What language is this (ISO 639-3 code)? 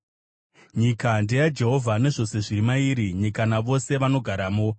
sna